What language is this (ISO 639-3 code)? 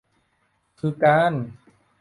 tha